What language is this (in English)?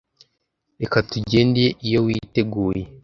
Kinyarwanda